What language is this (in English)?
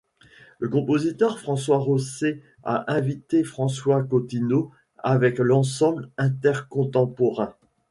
French